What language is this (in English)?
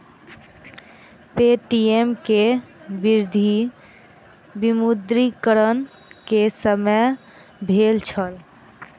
Maithili